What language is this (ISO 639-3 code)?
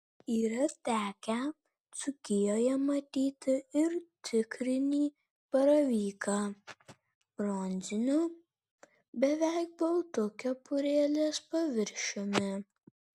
lit